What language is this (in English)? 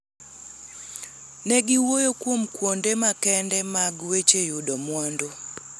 Luo (Kenya and Tanzania)